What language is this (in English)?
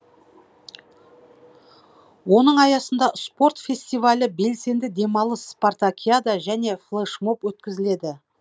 Kazakh